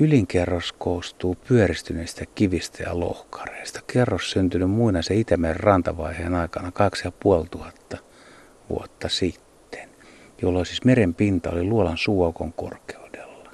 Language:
Finnish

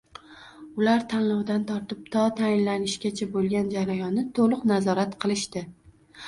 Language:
Uzbek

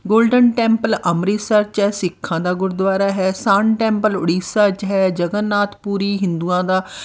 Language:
Punjabi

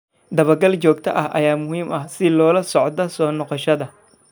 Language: Somali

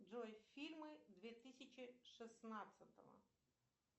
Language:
Russian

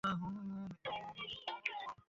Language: Bangla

